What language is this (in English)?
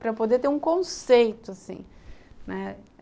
Portuguese